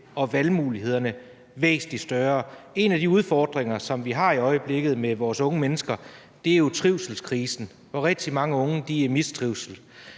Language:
Danish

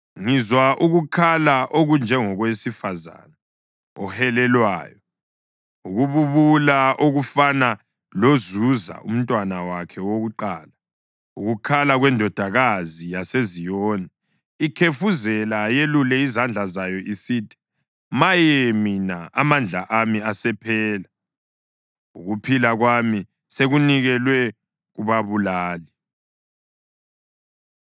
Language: North Ndebele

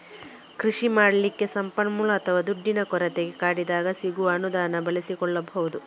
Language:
Kannada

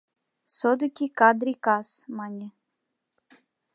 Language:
Mari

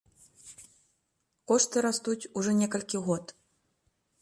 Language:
Belarusian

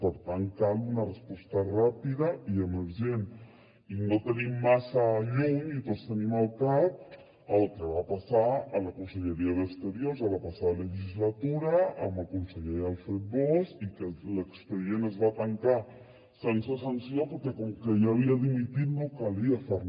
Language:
Catalan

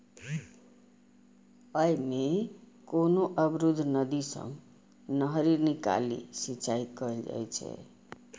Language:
Maithili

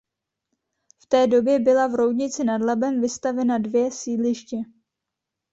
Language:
Czech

